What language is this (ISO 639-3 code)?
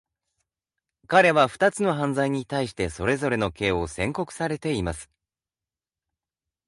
jpn